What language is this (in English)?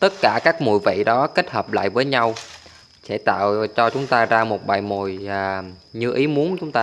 Vietnamese